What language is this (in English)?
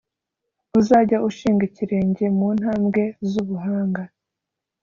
Kinyarwanda